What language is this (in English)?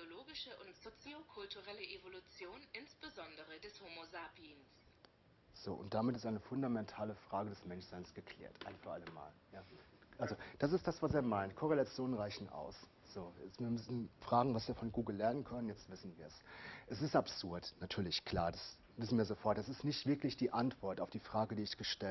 German